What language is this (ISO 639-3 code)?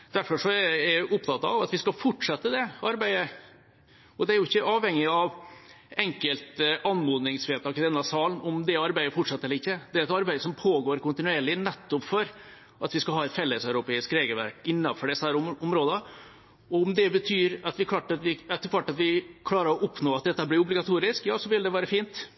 nob